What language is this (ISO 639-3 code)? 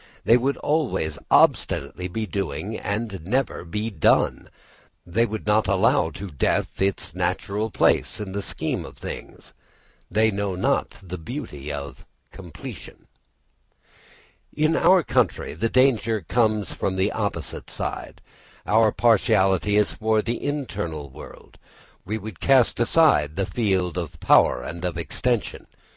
eng